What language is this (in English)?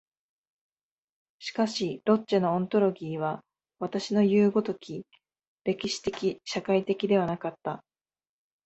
Japanese